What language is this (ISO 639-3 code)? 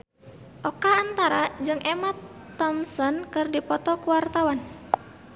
sun